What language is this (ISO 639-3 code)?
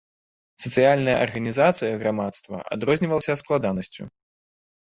bel